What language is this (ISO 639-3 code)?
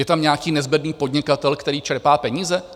ces